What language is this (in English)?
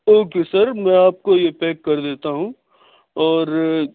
Urdu